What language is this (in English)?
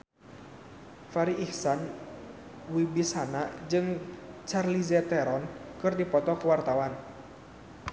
Sundanese